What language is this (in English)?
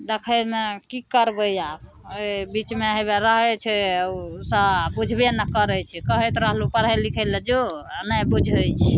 Maithili